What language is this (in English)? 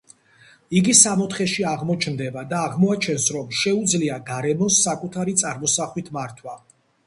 Georgian